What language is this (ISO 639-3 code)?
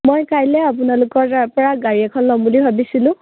asm